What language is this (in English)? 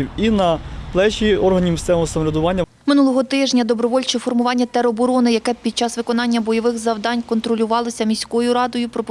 Ukrainian